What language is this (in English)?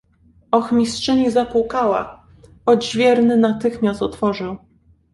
Polish